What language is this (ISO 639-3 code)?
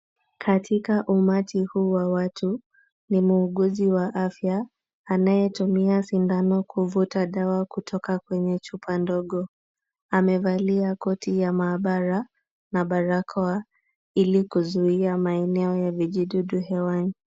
swa